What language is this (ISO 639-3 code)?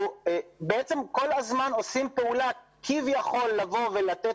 heb